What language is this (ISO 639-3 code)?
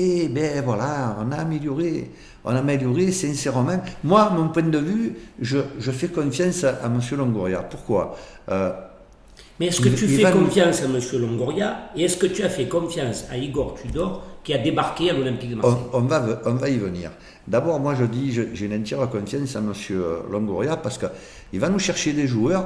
fra